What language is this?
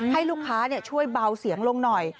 Thai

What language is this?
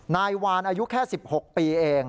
Thai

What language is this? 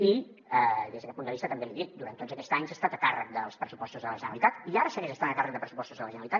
Catalan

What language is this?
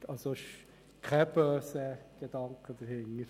Swiss German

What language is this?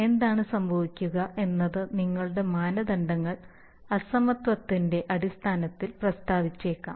Malayalam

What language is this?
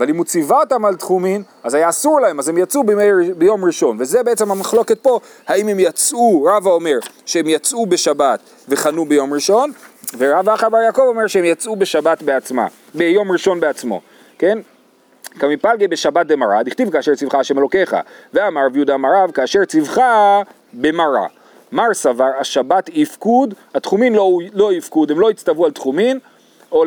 Hebrew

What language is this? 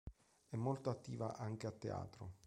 Italian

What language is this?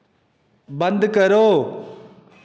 Dogri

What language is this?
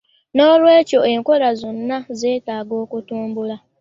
Ganda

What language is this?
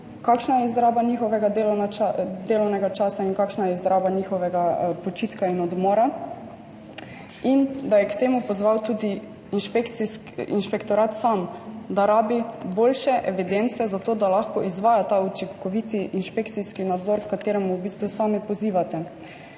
Slovenian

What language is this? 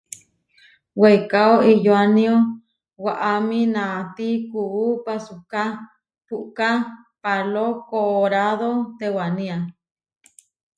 Huarijio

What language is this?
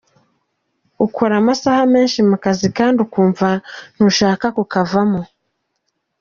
Kinyarwanda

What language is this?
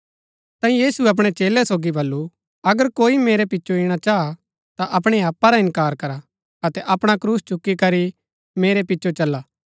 Gaddi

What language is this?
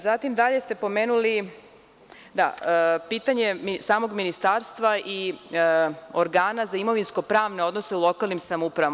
Serbian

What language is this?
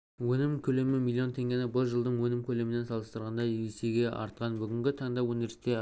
Kazakh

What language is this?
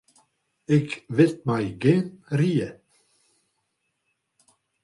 Western Frisian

